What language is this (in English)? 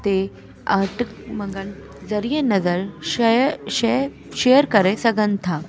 Sindhi